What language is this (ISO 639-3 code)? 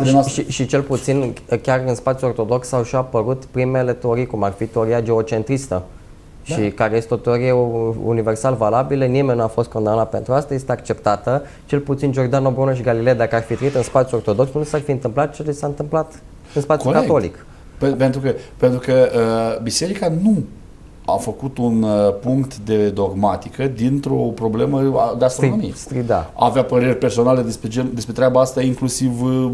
ron